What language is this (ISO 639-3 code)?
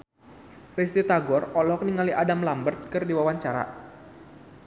sun